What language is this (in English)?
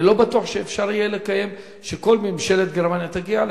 Hebrew